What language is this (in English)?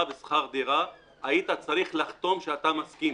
Hebrew